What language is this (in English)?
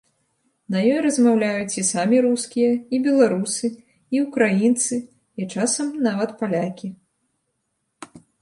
Belarusian